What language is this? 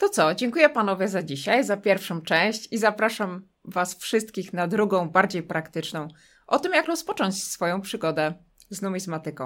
Polish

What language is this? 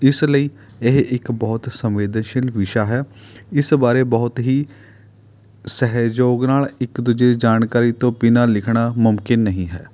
Punjabi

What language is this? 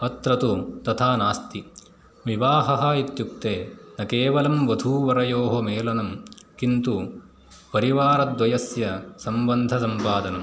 Sanskrit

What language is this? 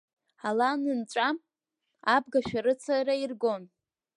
Abkhazian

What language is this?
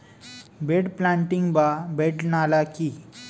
Bangla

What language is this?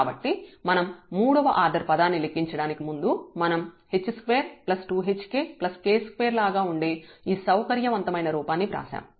Telugu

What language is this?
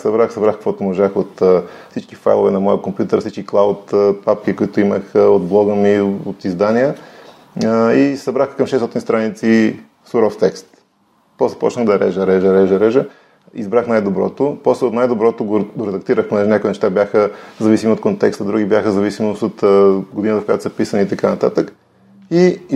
Bulgarian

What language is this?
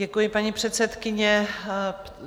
Czech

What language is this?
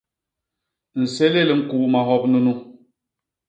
Basaa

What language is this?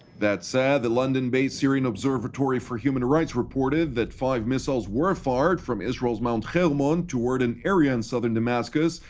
English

